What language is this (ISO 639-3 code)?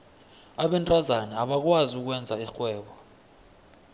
nbl